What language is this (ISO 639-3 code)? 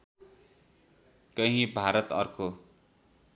nep